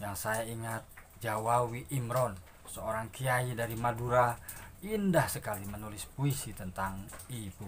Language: Indonesian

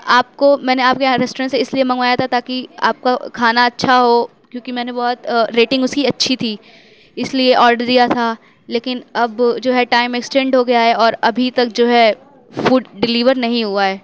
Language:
Urdu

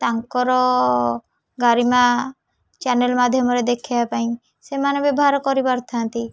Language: Odia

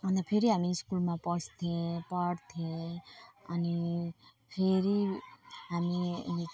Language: Nepali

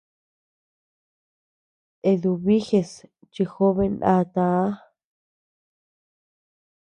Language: Tepeuxila Cuicatec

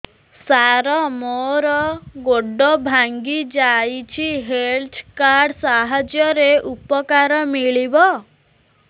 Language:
Odia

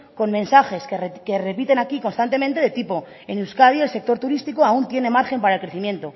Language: Spanish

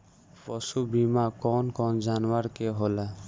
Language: Bhojpuri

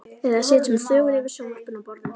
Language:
Icelandic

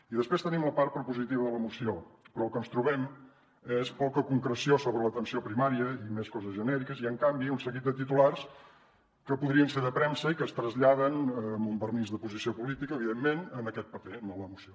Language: Catalan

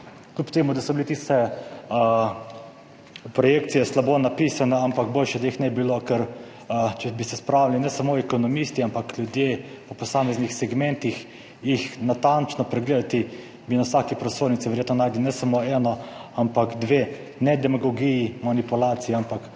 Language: Slovenian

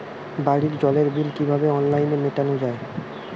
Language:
Bangla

